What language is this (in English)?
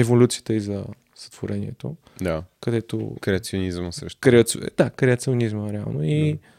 Bulgarian